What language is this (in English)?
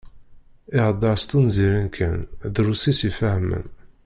Kabyle